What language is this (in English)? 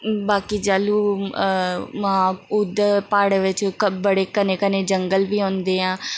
Dogri